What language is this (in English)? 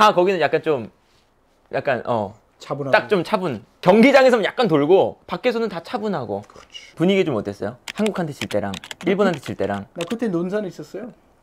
Korean